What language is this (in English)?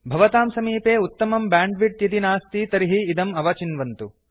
Sanskrit